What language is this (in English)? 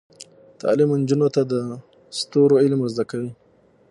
Pashto